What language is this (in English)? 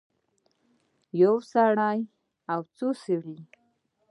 Pashto